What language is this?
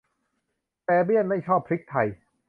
Thai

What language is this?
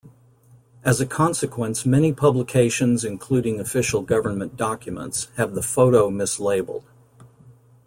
English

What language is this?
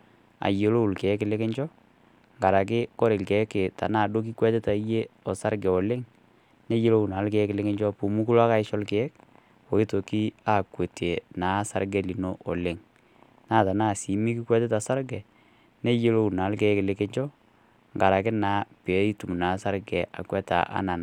Masai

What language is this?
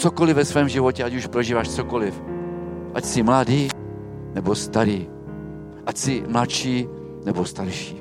Czech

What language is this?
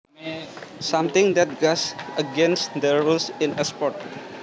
Javanese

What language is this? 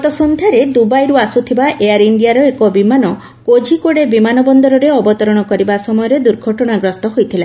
Odia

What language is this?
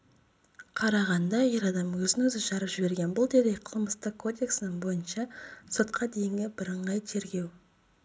Kazakh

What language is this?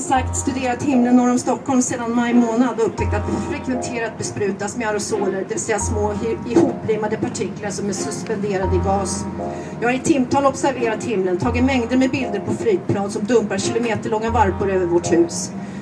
Swedish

